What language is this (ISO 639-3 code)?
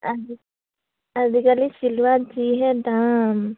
asm